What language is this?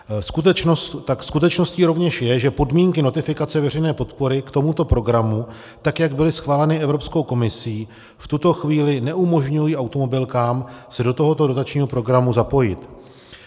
Czech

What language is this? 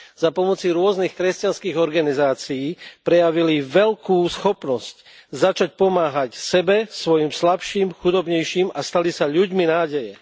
Slovak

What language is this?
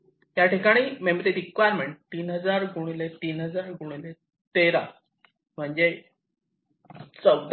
Marathi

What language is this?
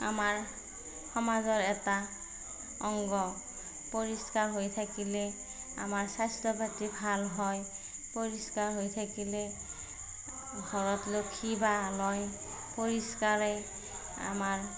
Assamese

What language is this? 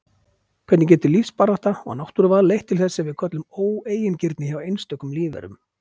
Icelandic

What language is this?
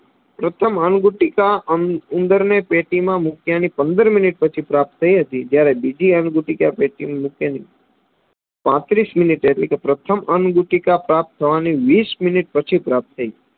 Gujarati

